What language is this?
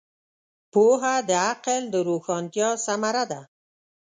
Pashto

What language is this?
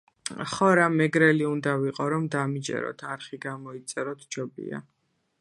Georgian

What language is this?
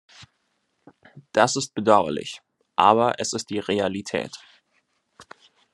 German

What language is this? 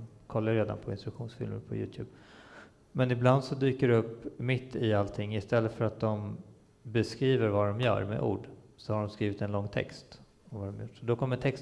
Swedish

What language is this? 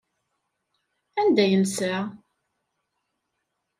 Kabyle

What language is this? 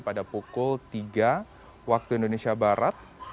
Indonesian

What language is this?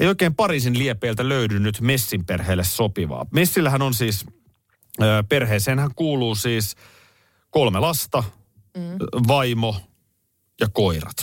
Finnish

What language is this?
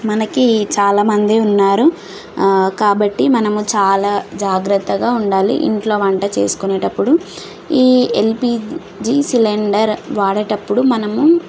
Telugu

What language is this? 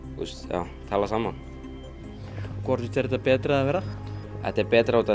Icelandic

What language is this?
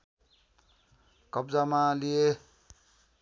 Nepali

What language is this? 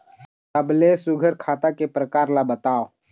Chhattisgarhi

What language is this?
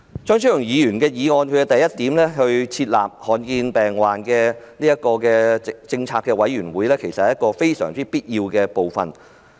Cantonese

